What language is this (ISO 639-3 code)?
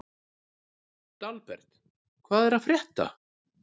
isl